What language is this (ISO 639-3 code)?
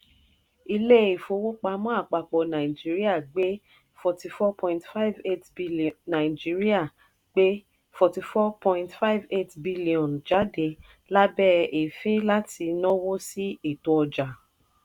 yor